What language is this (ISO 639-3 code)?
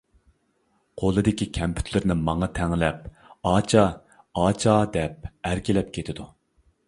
uig